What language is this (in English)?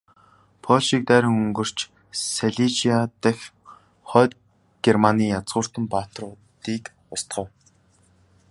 Mongolian